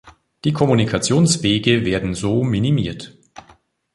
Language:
German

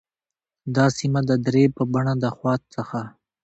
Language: Pashto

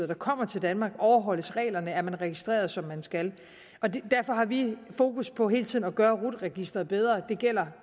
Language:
Danish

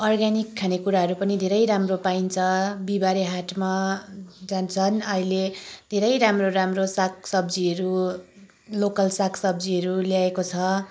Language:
Nepali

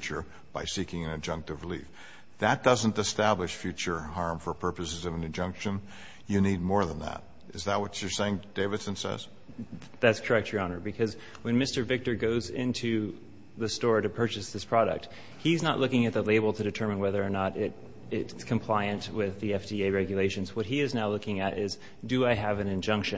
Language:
English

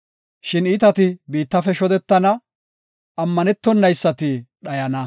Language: Gofa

